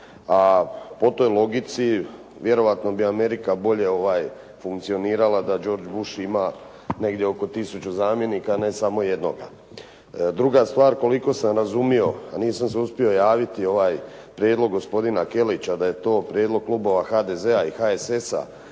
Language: Croatian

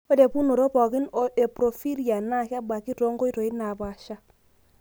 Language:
Masai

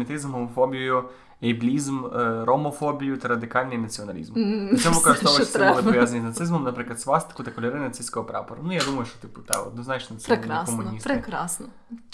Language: Ukrainian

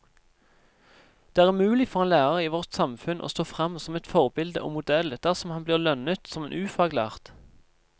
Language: Norwegian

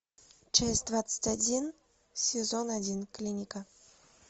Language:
Russian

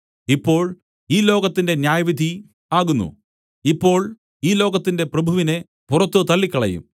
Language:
Malayalam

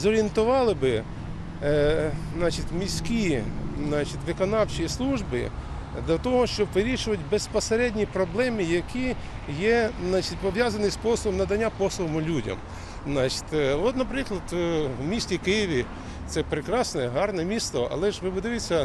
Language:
Russian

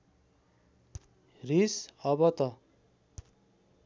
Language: Nepali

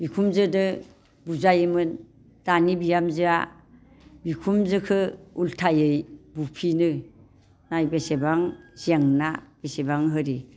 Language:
Bodo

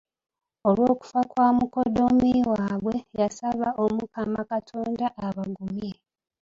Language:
Ganda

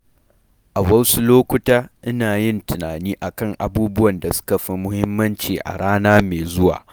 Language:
Hausa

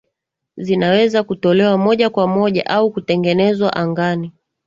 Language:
Swahili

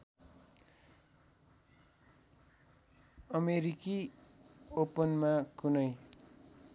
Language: Nepali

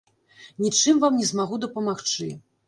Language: Belarusian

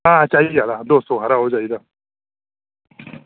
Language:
Dogri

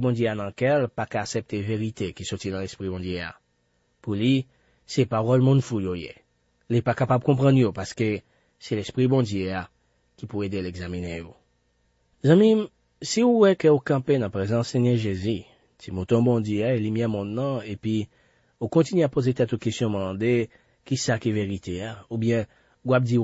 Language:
French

